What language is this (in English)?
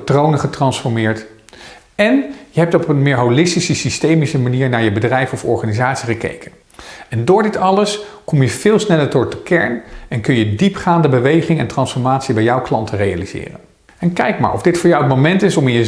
Dutch